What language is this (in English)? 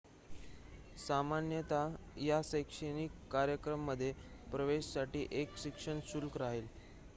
Marathi